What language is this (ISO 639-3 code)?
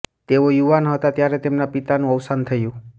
guj